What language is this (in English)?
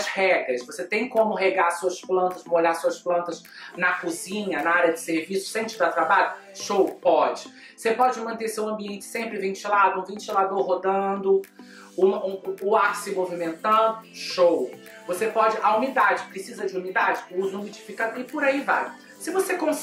Portuguese